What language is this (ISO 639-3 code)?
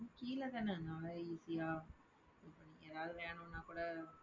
tam